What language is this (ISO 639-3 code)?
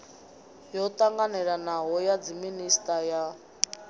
ven